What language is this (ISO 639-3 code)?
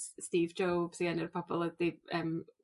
cym